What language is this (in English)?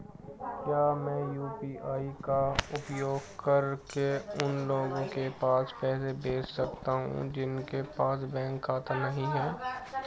Hindi